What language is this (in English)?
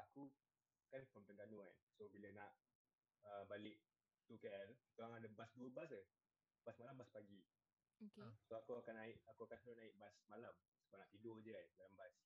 Malay